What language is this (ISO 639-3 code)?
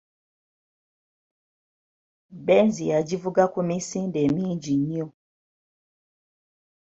lug